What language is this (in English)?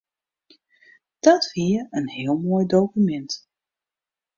Western Frisian